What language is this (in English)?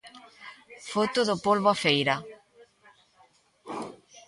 Galician